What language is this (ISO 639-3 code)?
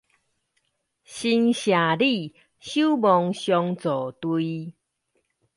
zho